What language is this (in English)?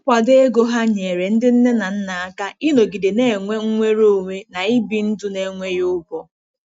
Igbo